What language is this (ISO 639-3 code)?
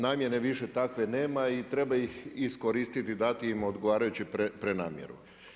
hrv